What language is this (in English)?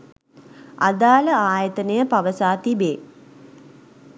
Sinhala